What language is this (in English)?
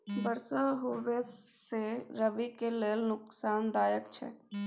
Maithili